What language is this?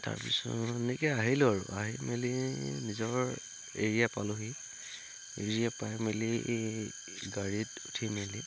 Assamese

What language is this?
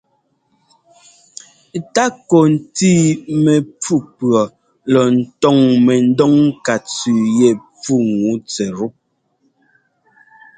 Ngomba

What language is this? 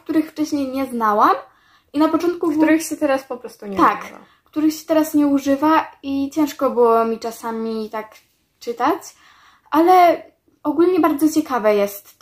Polish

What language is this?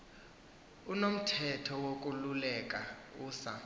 Xhosa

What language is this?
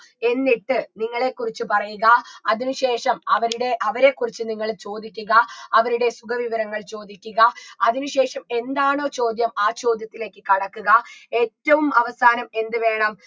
Malayalam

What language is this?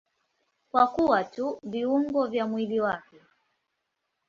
Swahili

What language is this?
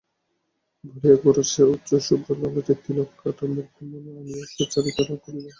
Bangla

